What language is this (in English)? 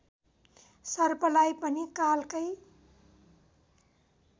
Nepali